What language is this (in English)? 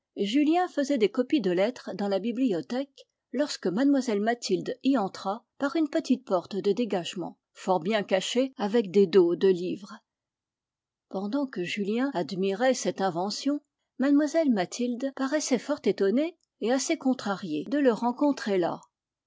French